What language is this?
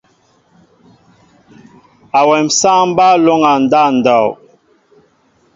Mbo (Cameroon)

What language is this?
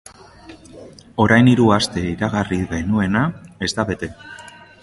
Basque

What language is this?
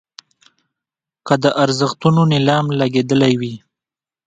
Pashto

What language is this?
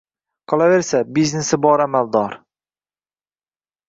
Uzbek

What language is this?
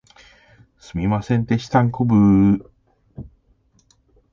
Japanese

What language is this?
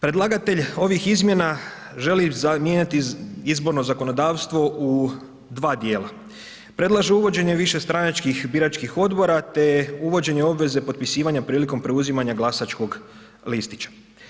Croatian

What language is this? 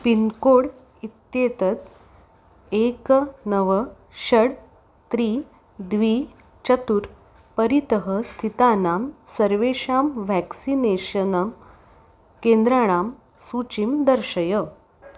Sanskrit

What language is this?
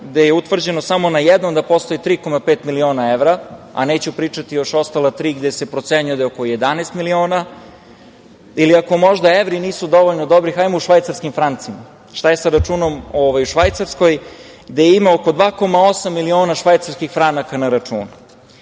Serbian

